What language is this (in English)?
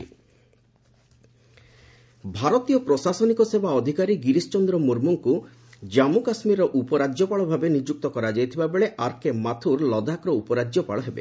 Odia